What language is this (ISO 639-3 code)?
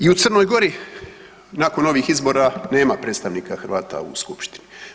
hrv